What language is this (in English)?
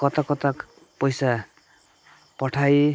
Nepali